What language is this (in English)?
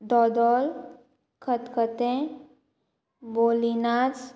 Konkani